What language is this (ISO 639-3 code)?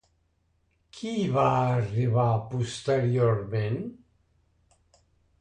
cat